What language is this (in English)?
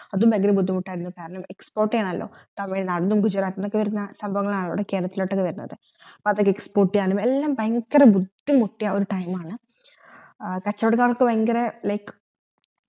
Malayalam